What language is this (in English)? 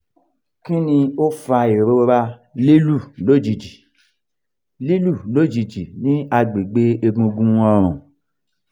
Yoruba